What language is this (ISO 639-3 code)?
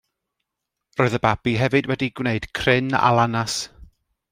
cym